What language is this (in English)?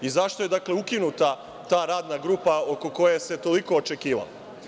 Serbian